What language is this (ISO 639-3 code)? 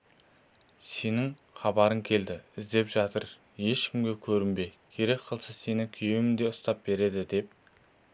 kaz